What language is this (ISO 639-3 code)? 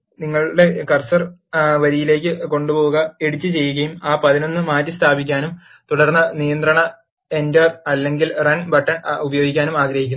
mal